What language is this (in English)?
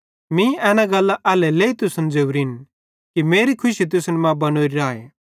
Bhadrawahi